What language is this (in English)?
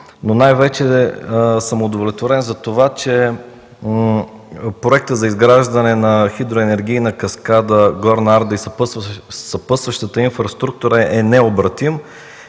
Bulgarian